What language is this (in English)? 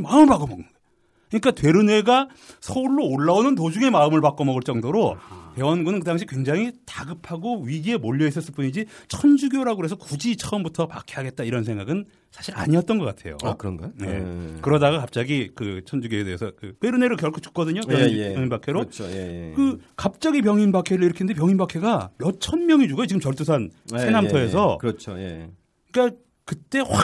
Korean